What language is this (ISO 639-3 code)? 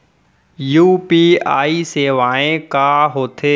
hne